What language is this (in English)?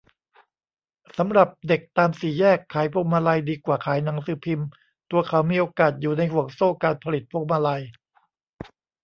Thai